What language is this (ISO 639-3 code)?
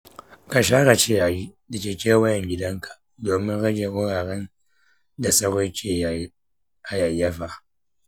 hau